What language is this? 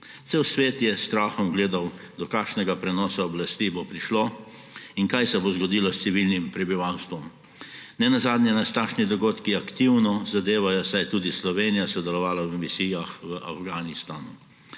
Slovenian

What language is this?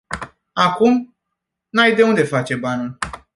Romanian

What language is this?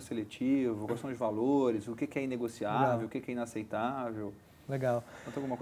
Portuguese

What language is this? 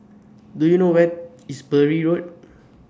English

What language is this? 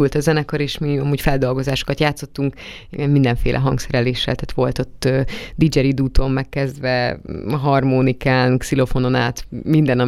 Hungarian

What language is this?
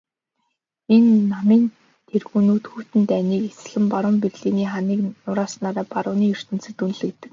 Mongolian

